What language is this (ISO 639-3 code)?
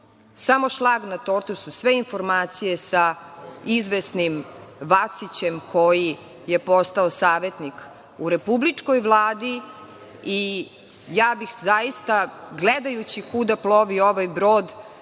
srp